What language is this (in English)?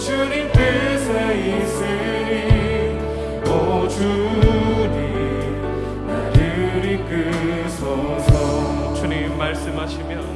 Korean